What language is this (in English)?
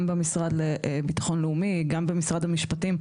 Hebrew